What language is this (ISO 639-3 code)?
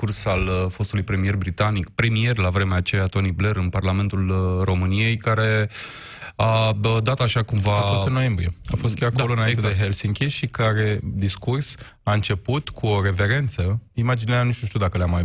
ron